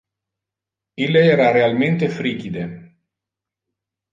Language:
Interlingua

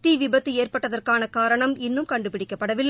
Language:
Tamil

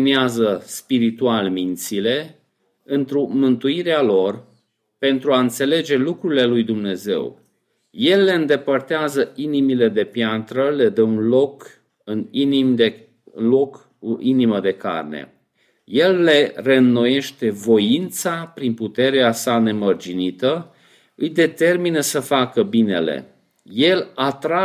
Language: Romanian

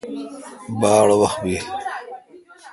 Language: Kalkoti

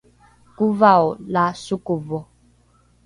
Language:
Rukai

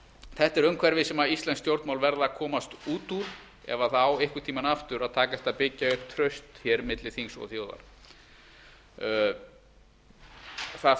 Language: Icelandic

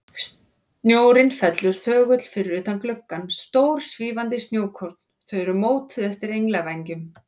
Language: Icelandic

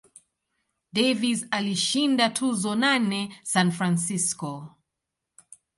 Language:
Swahili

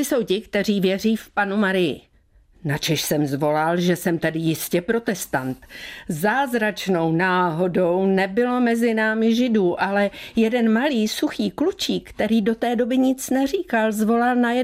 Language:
Czech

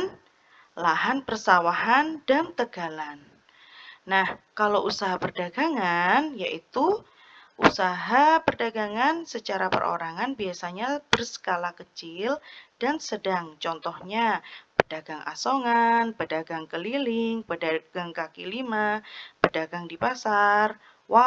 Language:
Indonesian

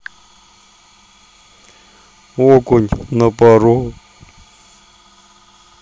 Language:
Russian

